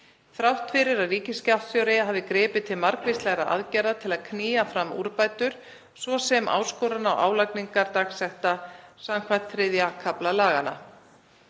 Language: Icelandic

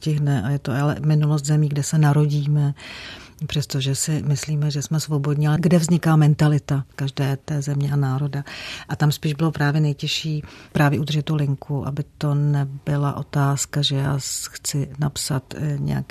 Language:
Czech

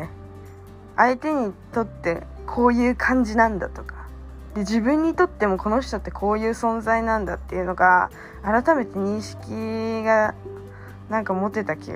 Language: Japanese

